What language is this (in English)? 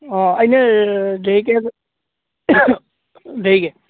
Assamese